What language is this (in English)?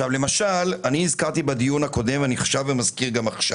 Hebrew